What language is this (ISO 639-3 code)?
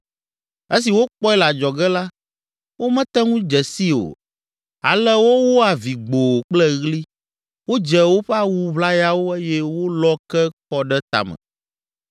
ewe